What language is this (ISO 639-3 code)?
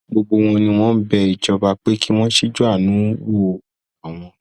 yor